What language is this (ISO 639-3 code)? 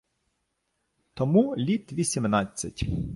ukr